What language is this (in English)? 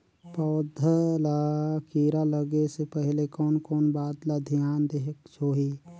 Chhattisgarhi